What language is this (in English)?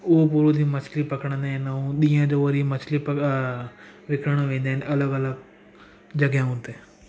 Sindhi